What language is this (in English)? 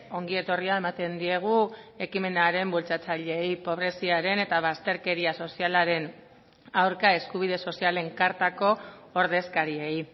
Basque